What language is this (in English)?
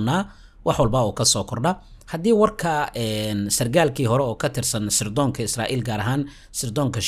Arabic